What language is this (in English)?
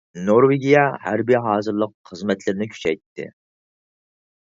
Uyghur